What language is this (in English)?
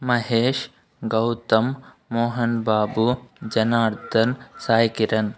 Telugu